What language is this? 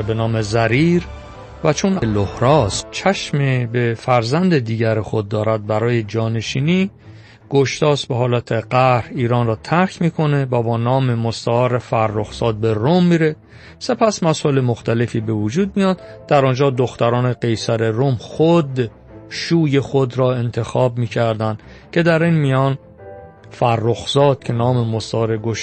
Persian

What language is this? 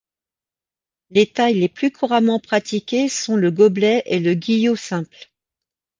French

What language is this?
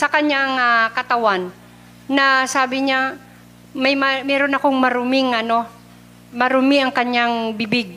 Filipino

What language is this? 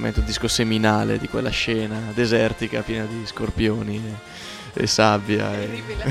Italian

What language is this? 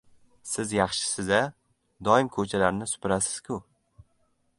Uzbek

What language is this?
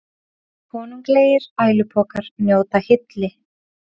Icelandic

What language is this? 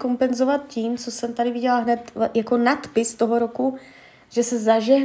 Czech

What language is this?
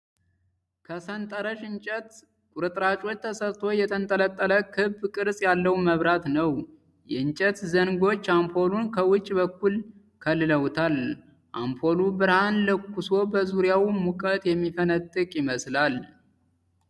Amharic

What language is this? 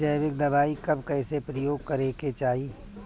Bhojpuri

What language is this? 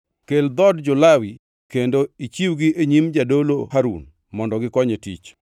Luo (Kenya and Tanzania)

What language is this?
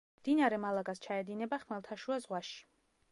Georgian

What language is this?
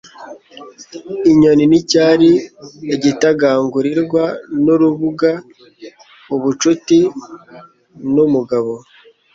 Kinyarwanda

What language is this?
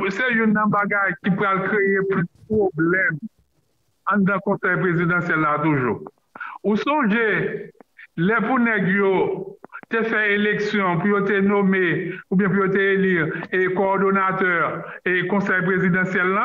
French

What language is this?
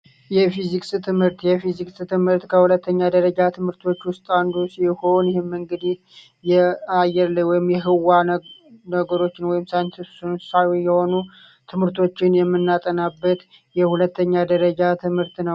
Amharic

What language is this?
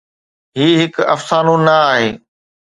Sindhi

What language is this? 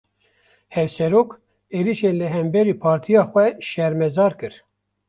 Kurdish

